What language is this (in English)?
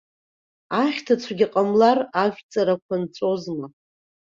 Abkhazian